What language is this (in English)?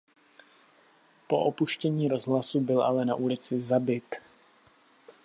Czech